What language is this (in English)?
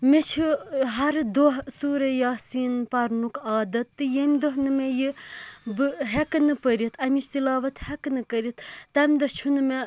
Kashmiri